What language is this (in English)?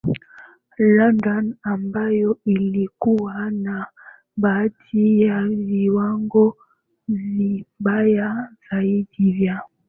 Swahili